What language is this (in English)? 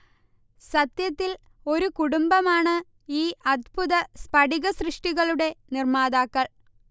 Malayalam